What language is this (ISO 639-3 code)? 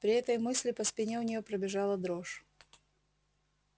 rus